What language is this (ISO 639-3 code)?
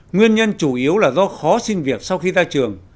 vie